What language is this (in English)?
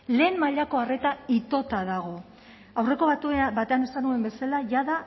Basque